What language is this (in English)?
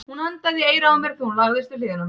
Icelandic